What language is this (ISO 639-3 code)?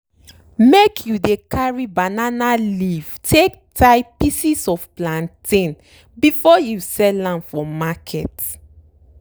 pcm